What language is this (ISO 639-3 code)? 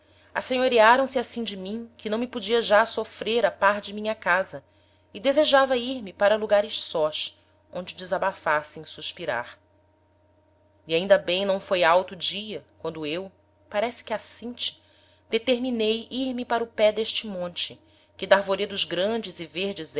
por